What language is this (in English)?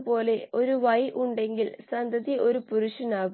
Malayalam